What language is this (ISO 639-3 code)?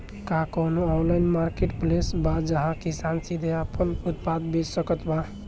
bho